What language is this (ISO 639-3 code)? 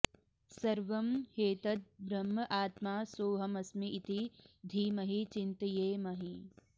san